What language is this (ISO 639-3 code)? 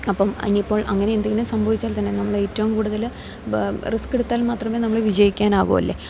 mal